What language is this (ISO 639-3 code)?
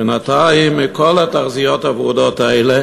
heb